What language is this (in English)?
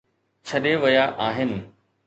Sindhi